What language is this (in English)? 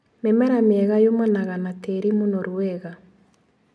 Kikuyu